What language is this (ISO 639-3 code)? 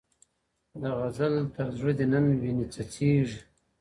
pus